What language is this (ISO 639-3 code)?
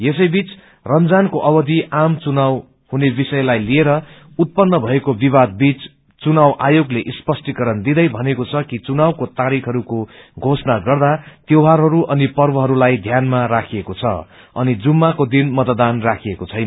nep